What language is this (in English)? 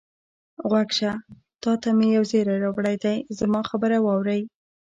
Pashto